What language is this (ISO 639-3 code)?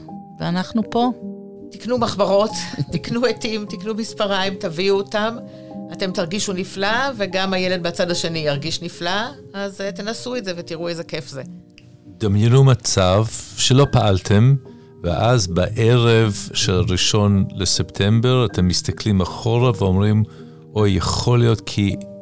heb